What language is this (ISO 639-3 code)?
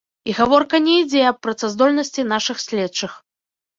bel